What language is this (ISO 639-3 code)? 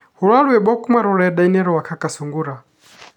kik